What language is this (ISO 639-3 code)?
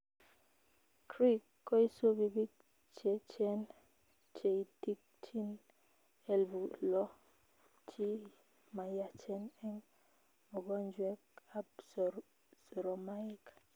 kln